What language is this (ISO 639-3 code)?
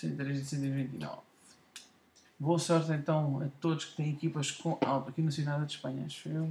por